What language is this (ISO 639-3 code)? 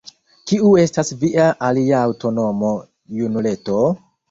epo